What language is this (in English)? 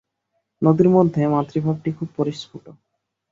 Bangla